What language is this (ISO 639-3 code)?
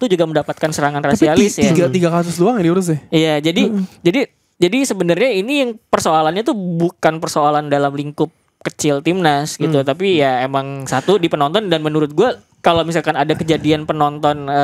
ind